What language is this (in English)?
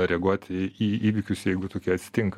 Lithuanian